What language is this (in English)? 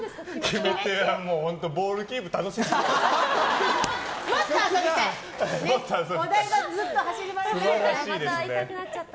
Japanese